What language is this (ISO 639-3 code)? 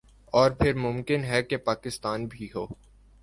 urd